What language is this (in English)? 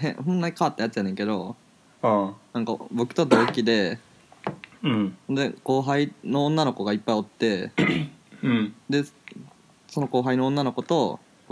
Japanese